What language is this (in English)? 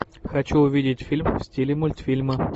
Russian